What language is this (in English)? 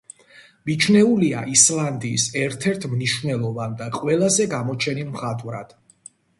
Georgian